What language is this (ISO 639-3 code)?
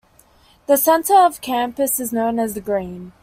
eng